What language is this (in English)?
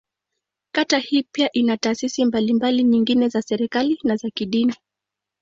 Swahili